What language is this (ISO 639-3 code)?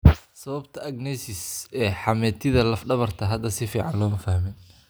som